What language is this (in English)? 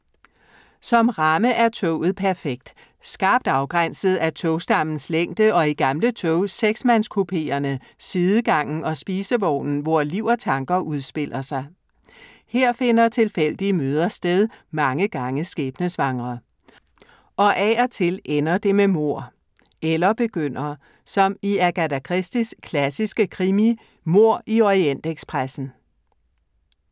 Danish